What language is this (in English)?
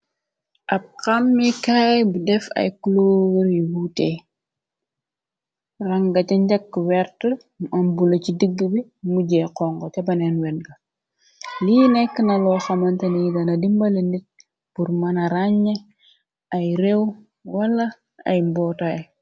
Wolof